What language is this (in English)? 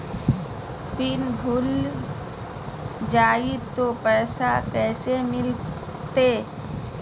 Magahi